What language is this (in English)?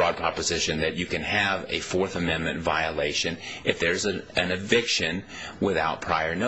English